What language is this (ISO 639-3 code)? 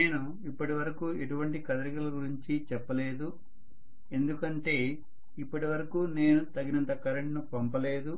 tel